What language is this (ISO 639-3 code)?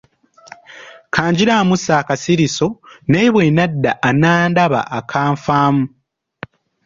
lug